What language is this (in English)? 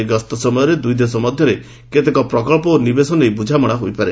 Odia